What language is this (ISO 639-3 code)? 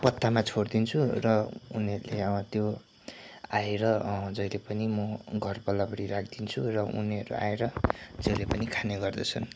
nep